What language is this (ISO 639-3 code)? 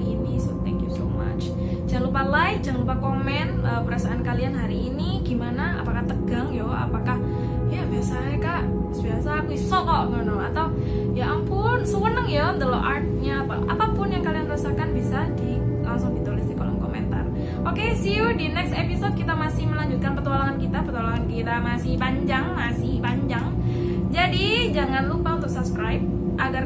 ind